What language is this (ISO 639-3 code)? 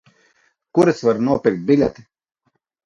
lav